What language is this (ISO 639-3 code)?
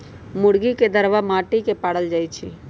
mag